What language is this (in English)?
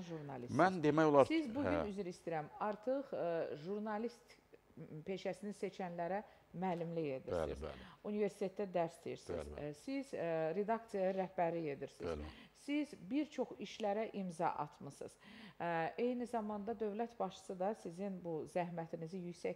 Turkish